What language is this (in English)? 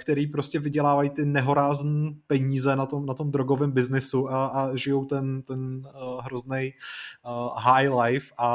Czech